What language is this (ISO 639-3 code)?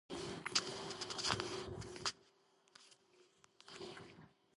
kat